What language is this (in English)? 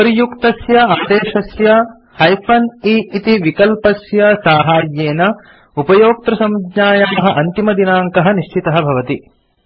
Sanskrit